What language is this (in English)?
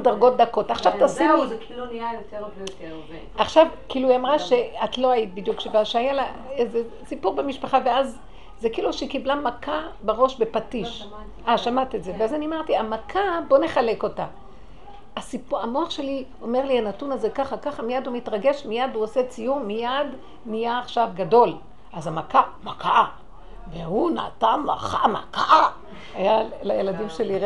Hebrew